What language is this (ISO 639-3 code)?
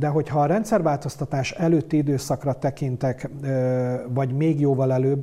hun